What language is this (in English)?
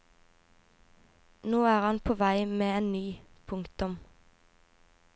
Norwegian